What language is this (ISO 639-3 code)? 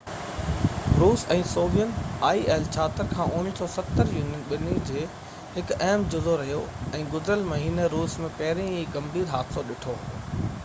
snd